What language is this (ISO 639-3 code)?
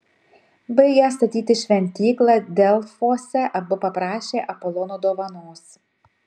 lit